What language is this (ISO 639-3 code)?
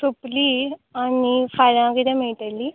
kok